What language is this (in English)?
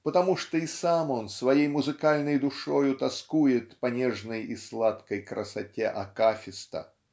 Russian